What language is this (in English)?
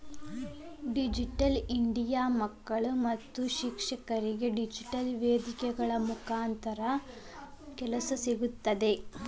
Kannada